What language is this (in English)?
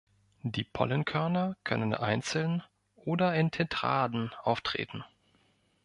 German